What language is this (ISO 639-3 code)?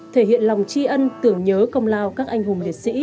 vie